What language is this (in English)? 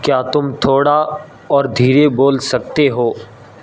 Urdu